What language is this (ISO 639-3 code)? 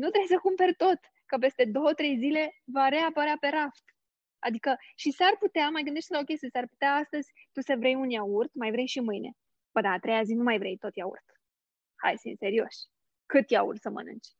ron